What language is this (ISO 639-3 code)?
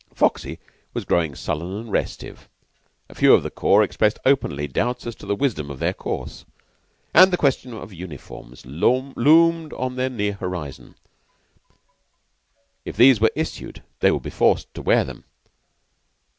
eng